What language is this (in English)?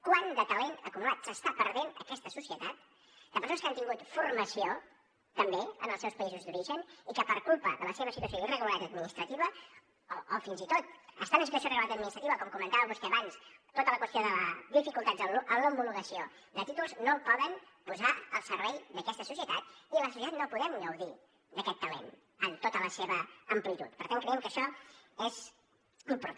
Catalan